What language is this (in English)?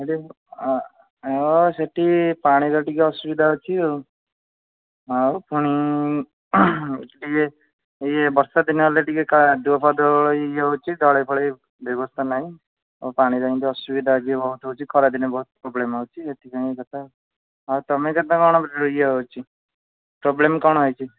Odia